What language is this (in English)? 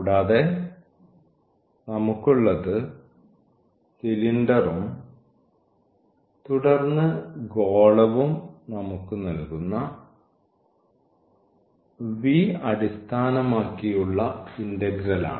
Malayalam